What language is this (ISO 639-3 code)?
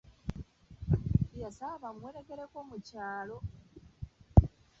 lug